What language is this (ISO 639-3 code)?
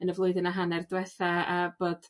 cym